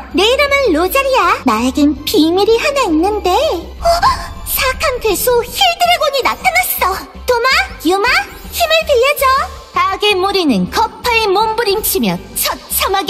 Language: Korean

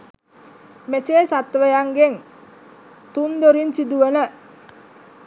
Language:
Sinhala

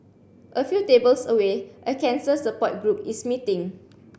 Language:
English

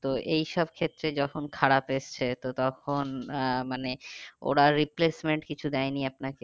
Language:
Bangla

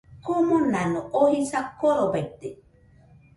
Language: Nüpode Huitoto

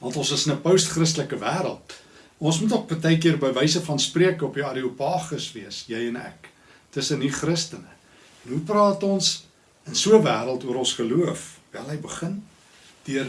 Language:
Dutch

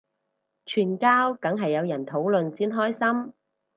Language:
Cantonese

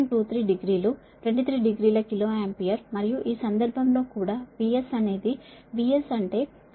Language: Telugu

